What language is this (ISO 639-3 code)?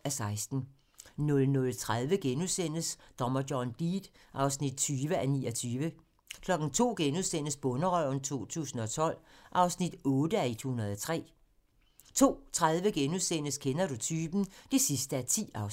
dan